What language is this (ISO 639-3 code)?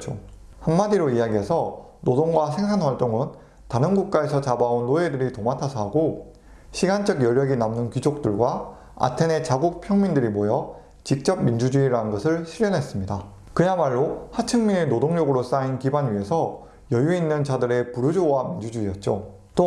kor